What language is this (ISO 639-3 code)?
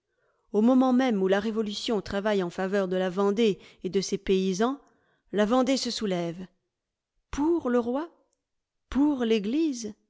fra